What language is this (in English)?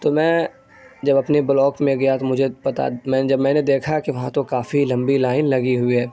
Urdu